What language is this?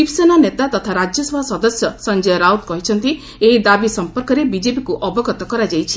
Odia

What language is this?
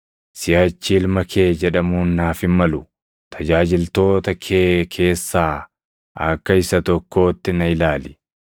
Oromo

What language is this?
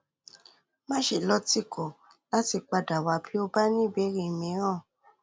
Yoruba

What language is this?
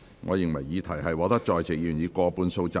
Cantonese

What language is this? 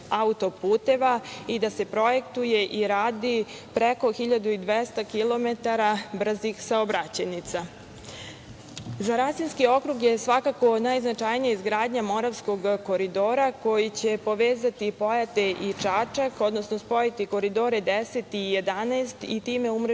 Serbian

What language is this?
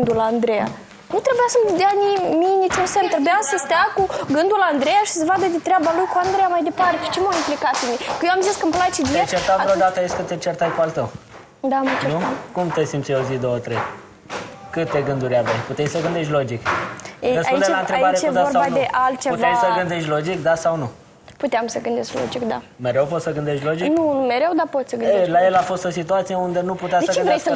Romanian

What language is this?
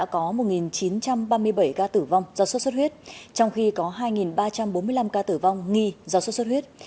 Vietnamese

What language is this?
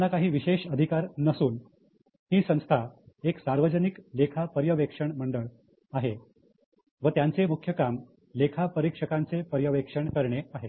Marathi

